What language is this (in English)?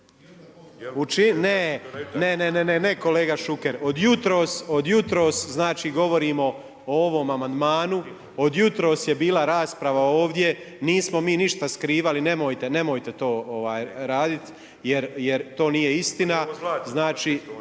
Croatian